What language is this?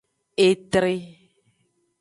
Aja (Benin)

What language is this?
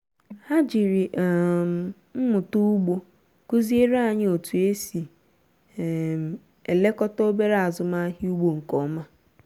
Igbo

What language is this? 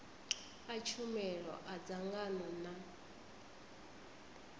Venda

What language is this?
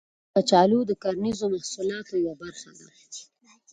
Pashto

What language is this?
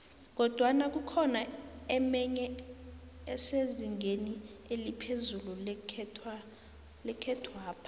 South Ndebele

